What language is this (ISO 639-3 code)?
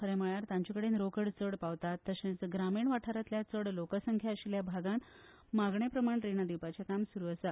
kok